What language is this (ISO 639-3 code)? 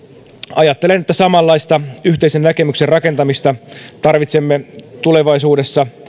fin